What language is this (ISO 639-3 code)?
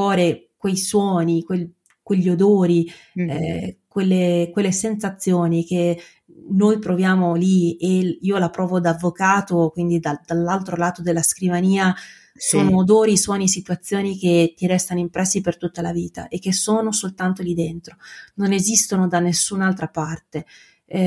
ita